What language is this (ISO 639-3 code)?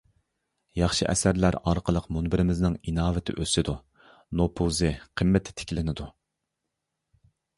uig